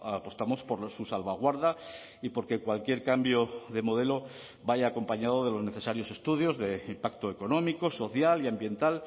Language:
Spanish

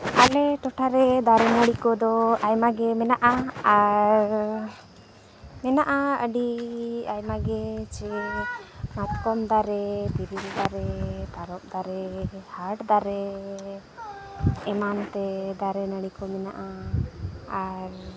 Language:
Santali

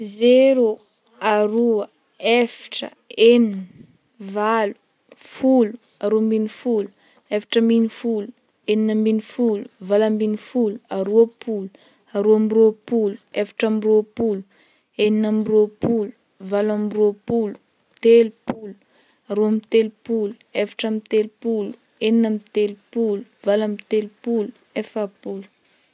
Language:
Northern Betsimisaraka Malagasy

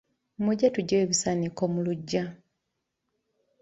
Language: Ganda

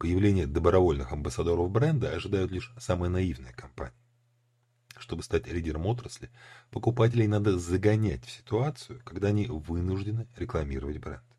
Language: Russian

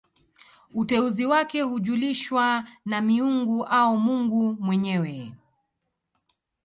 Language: Swahili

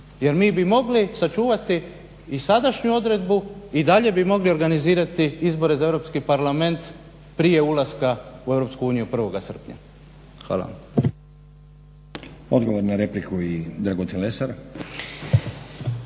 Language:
Croatian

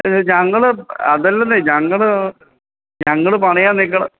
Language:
Malayalam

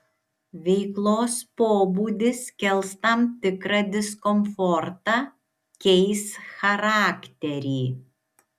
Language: Lithuanian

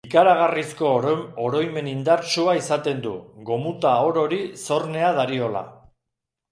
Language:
Basque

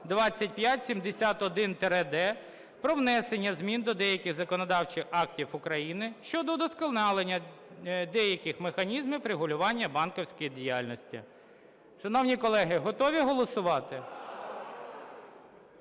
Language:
Ukrainian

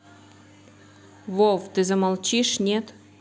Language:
Russian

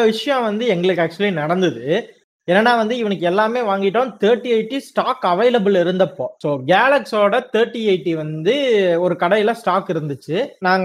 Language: Tamil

